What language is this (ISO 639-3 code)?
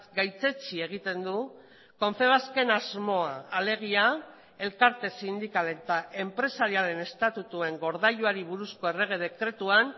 eus